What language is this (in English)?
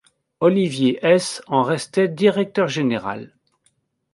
French